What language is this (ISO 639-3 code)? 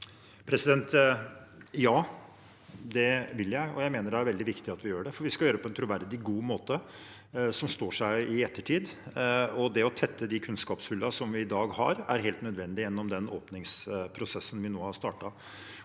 nor